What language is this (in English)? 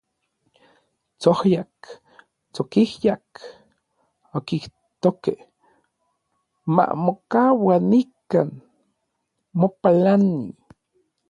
Orizaba Nahuatl